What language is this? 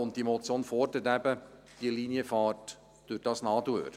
Swiss German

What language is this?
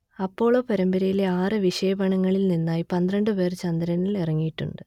Malayalam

